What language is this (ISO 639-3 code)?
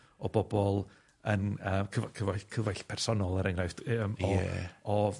cym